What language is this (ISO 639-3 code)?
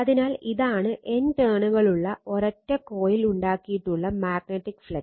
mal